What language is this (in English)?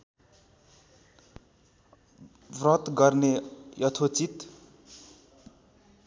Nepali